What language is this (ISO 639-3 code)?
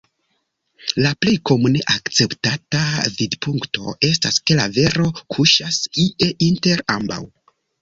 epo